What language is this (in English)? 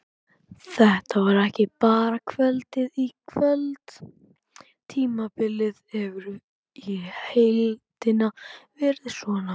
Icelandic